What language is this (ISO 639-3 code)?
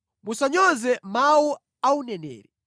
nya